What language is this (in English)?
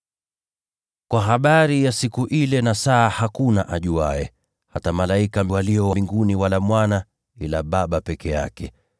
Swahili